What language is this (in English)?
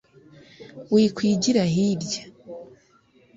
Kinyarwanda